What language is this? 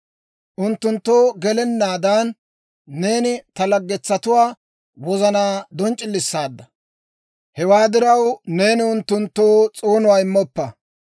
Dawro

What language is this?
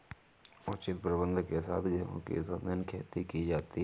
Hindi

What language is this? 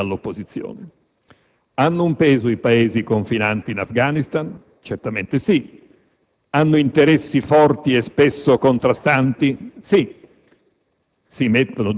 Italian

